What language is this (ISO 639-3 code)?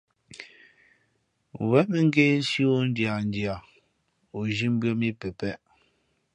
fmp